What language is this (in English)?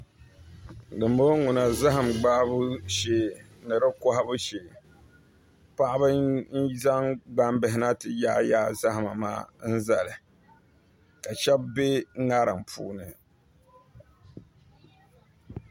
Dagbani